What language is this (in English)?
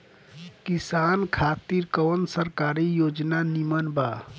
Bhojpuri